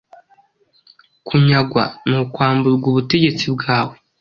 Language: Kinyarwanda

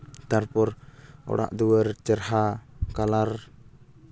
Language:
Santali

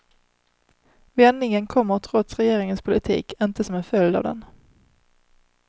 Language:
Swedish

